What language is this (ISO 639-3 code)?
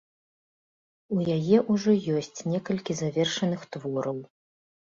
bel